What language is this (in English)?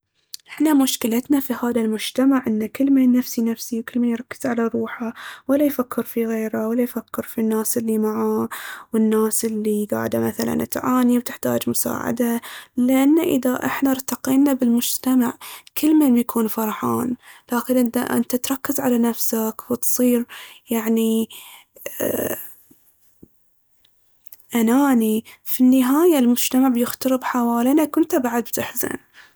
Baharna Arabic